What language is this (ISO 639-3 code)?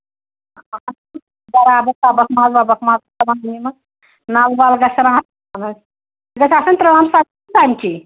kas